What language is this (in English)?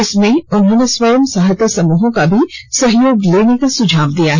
Hindi